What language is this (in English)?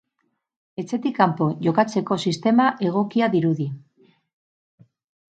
Basque